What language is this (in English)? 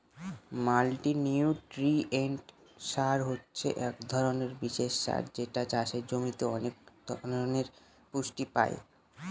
Bangla